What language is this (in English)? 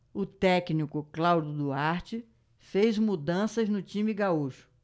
Portuguese